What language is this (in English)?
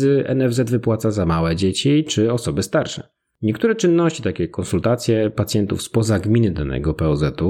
Polish